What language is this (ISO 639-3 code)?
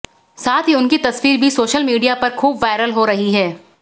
hin